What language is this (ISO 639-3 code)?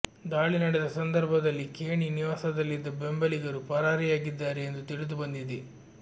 kan